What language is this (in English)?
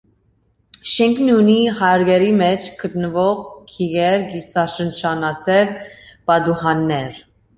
Armenian